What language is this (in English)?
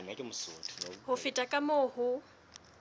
Southern Sotho